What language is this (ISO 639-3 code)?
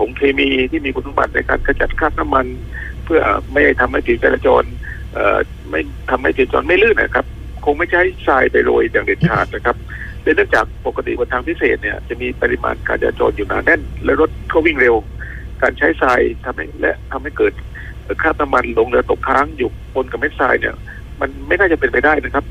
tha